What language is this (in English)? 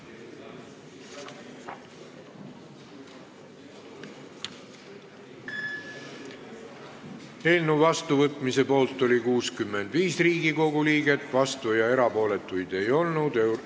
Estonian